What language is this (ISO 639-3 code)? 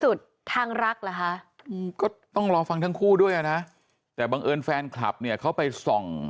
tha